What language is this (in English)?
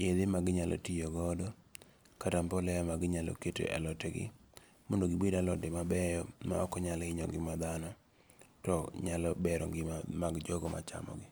Luo (Kenya and Tanzania)